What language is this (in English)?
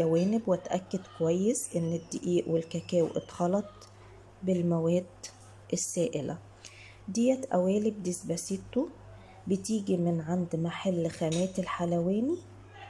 Arabic